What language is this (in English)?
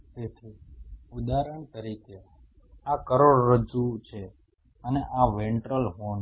Gujarati